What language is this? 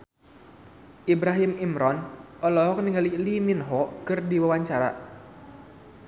Sundanese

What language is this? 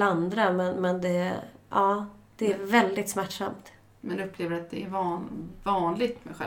Swedish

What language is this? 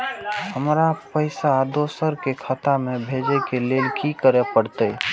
Maithili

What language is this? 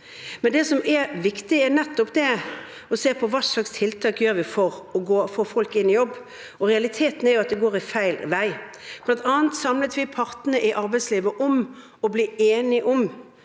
Norwegian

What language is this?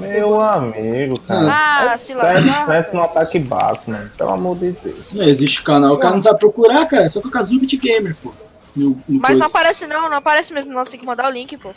Portuguese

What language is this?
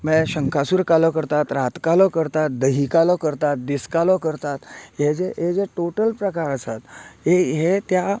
Konkani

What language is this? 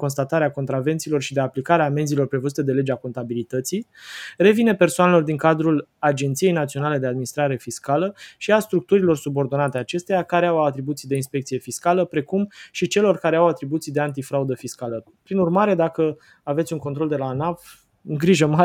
Romanian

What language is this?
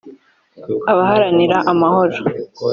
Kinyarwanda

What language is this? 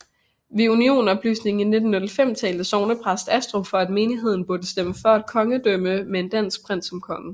Danish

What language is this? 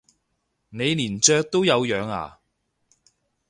Cantonese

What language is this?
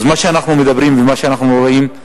Hebrew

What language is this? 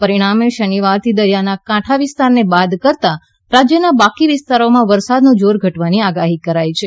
Gujarati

